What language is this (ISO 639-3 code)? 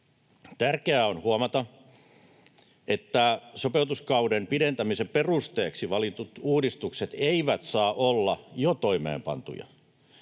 fin